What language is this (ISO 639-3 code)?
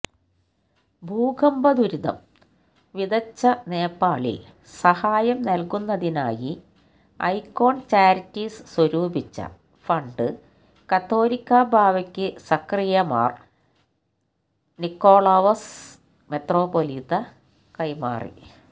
mal